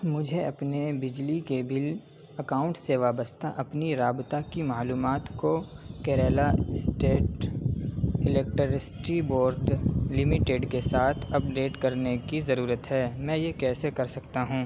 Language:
Urdu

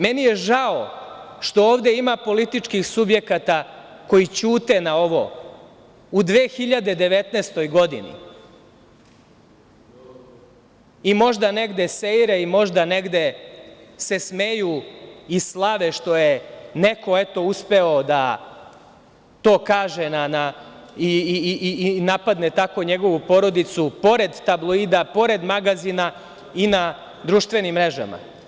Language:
Serbian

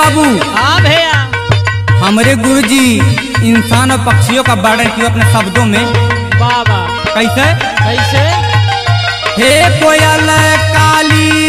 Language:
Hindi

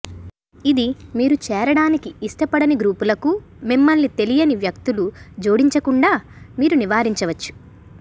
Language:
Telugu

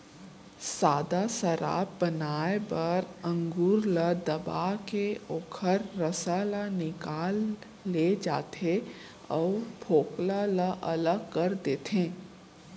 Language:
Chhattisgarhi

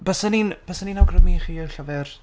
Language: Welsh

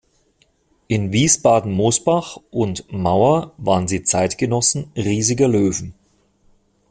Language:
German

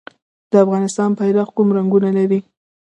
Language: Pashto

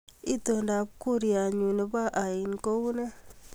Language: Kalenjin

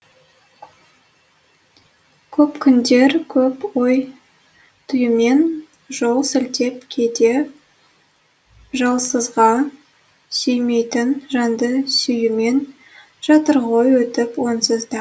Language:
Kazakh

